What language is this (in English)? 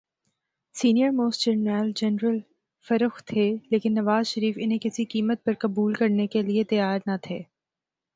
Urdu